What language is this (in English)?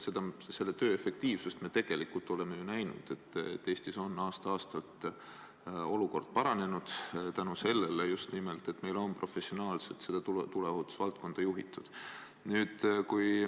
Estonian